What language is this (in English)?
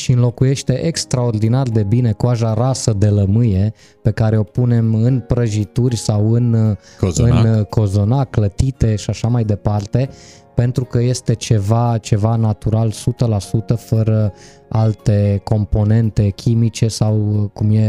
Romanian